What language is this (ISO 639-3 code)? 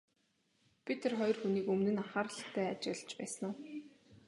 mon